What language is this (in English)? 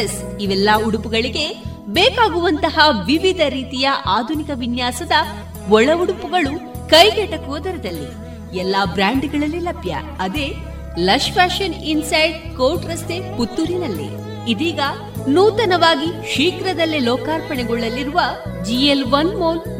Kannada